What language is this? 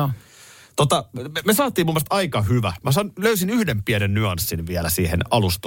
Finnish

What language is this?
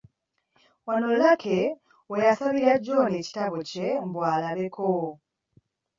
Ganda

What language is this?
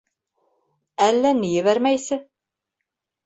Bashkir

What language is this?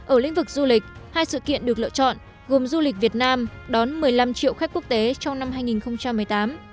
Vietnamese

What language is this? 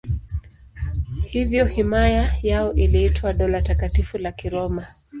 Swahili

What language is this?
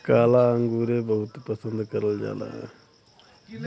Bhojpuri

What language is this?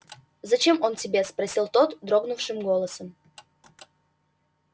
Russian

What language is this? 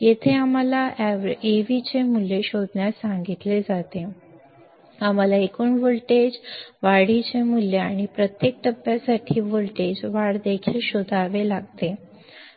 Marathi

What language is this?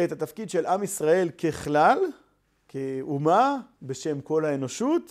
Hebrew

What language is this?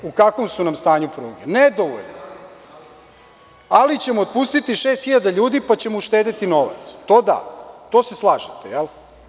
Serbian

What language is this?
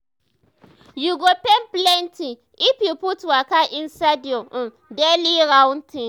Nigerian Pidgin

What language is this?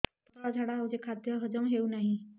Odia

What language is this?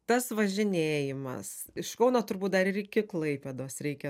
Lithuanian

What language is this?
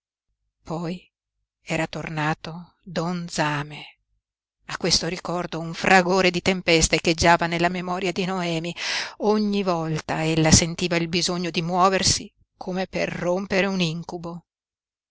Italian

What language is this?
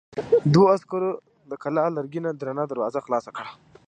Pashto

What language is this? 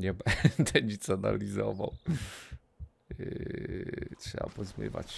Polish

